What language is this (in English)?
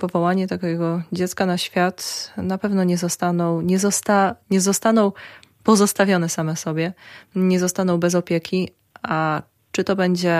Polish